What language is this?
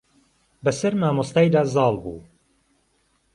Central Kurdish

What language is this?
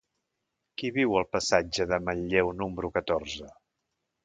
Catalan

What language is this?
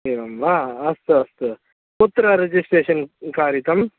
Sanskrit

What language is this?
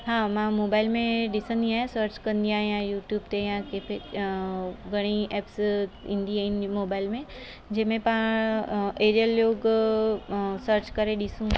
Sindhi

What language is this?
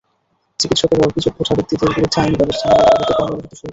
Bangla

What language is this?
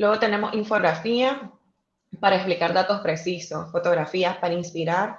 Spanish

